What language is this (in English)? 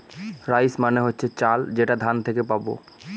Bangla